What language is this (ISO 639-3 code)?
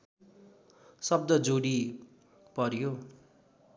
nep